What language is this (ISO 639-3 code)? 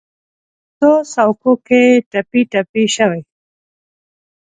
pus